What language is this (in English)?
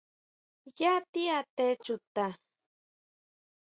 Huautla Mazatec